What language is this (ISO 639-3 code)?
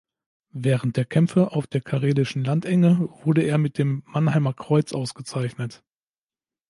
deu